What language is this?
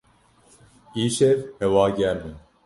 Kurdish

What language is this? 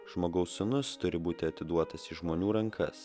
Lithuanian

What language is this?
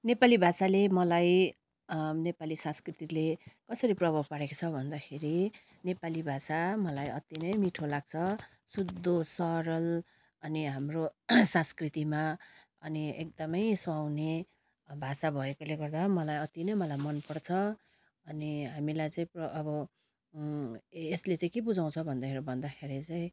Nepali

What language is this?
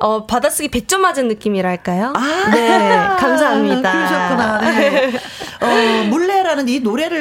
Korean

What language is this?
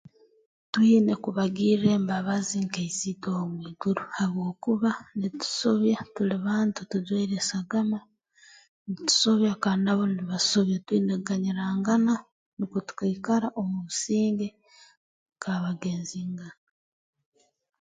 Tooro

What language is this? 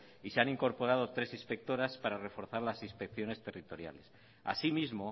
Spanish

